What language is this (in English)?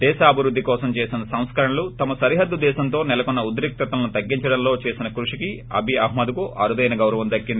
Telugu